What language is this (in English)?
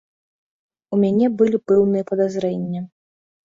Belarusian